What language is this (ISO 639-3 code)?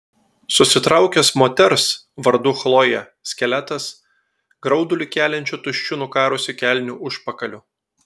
lit